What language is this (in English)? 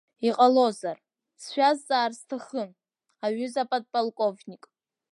Abkhazian